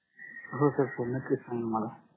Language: Marathi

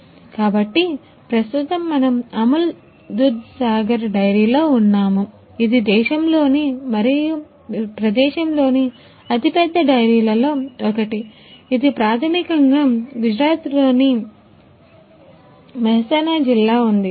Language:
Telugu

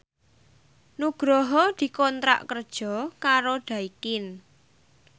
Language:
Javanese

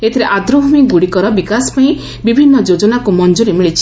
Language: Odia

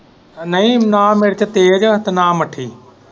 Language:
Punjabi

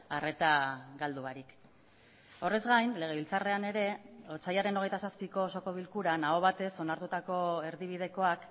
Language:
Basque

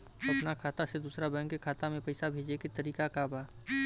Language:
Bhojpuri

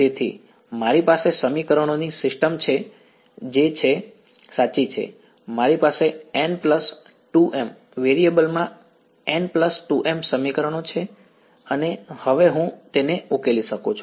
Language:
Gujarati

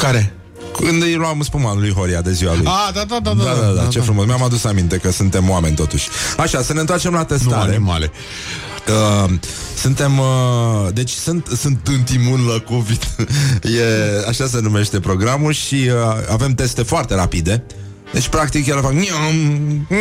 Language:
Romanian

